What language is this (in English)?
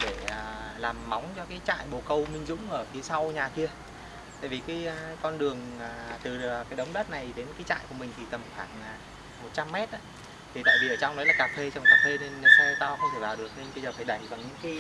Vietnamese